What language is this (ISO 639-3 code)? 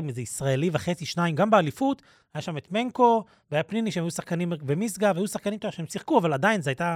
heb